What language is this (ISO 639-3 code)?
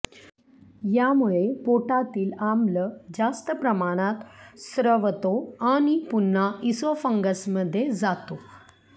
mar